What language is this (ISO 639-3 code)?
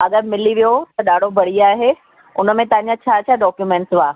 snd